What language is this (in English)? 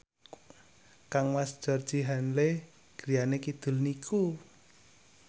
Javanese